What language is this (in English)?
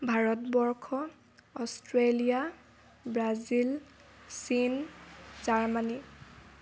Assamese